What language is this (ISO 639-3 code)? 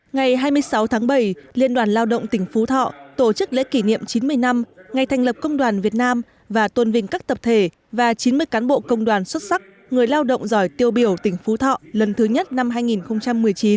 vie